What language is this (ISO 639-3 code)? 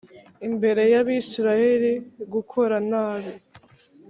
kin